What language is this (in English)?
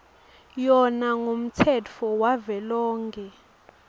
Swati